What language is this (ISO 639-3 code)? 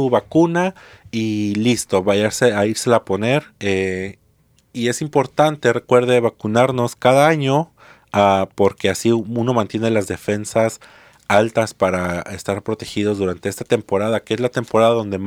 spa